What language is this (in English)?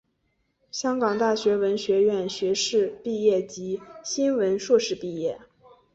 Chinese